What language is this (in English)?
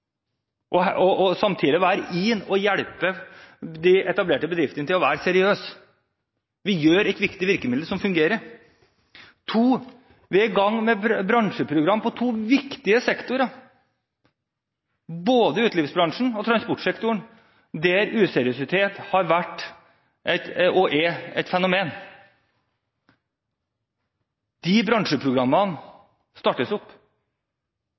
Norwegian Bokmål